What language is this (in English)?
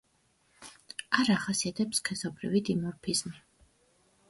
Georgian